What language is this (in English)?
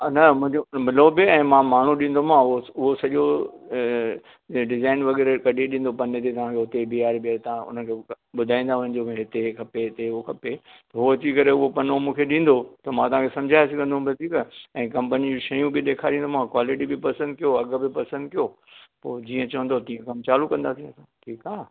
Sindhi